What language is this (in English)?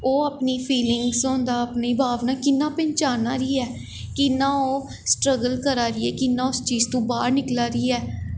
Dogri